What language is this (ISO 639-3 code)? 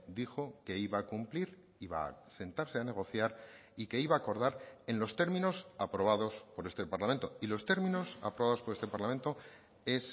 spa